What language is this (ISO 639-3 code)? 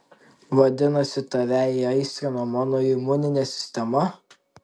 lit